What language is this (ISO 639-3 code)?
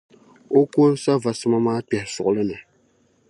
dag